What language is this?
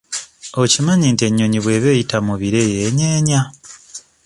Ganda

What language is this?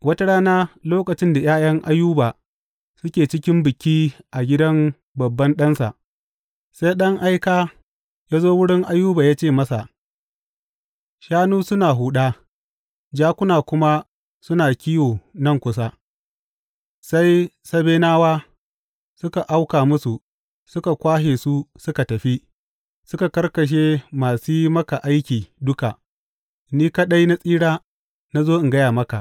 Hausa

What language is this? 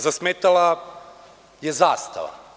Serbian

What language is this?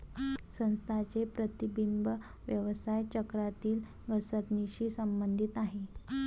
Marathi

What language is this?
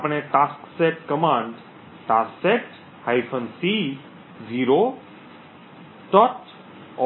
Gujarati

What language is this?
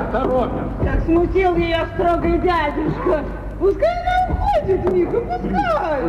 Russian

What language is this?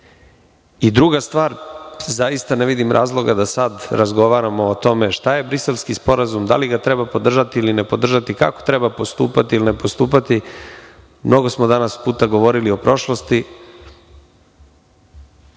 Serbian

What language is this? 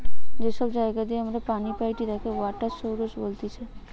Bangla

